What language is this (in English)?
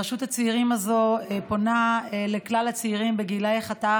Hebrew